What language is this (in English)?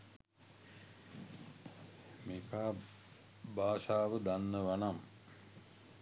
Sinhala